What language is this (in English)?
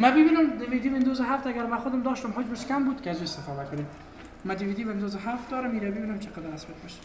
Persian